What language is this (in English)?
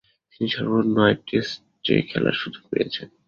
Bangla